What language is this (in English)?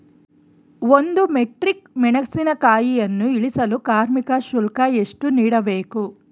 Kannada